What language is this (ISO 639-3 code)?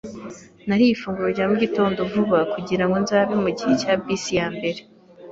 kin